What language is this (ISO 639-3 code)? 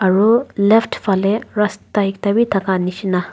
nag